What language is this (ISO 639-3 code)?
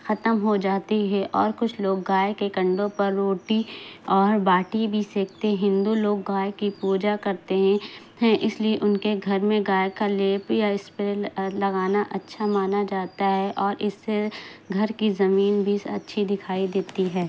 urd